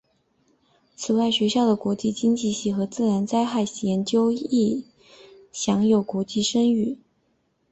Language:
Chinese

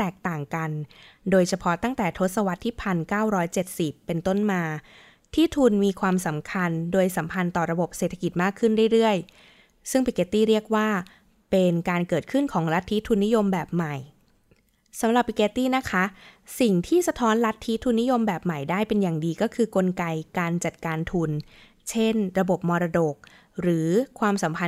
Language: Thai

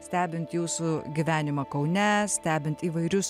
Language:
Lithuanian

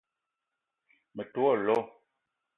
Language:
Eton (Cameroon)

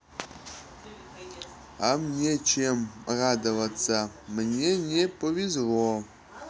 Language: Russian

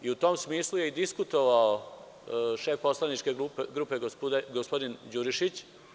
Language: Serbian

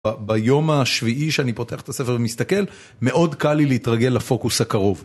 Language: Hebrew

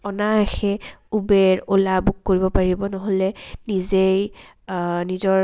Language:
Assamese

